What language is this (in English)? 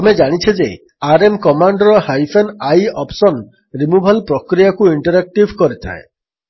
Odia